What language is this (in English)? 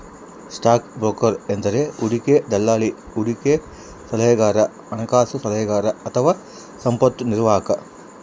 Kannada